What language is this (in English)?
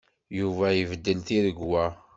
Kabyle